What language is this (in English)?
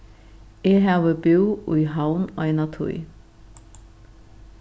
Faroese